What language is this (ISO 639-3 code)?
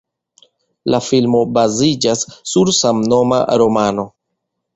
epo